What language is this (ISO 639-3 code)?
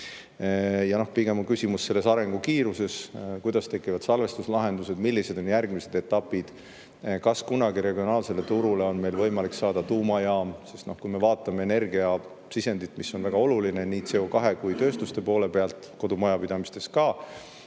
est